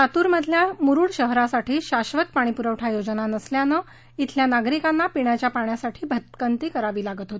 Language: Marathi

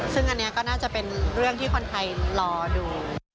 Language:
Thai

